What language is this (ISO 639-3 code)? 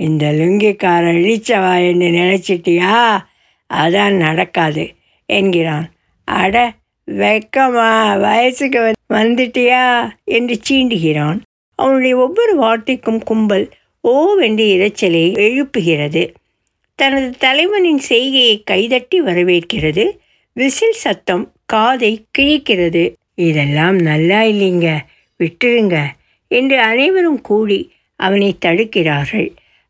tam